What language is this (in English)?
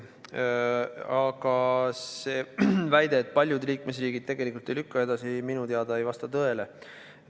Estonian